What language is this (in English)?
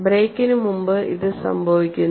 Malayalam